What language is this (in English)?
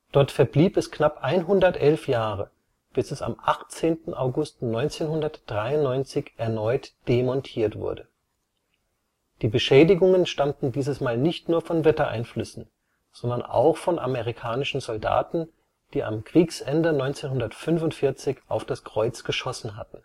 German